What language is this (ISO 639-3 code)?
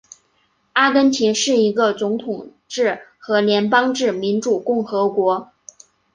zho